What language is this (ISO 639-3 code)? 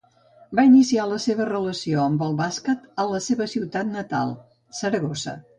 cat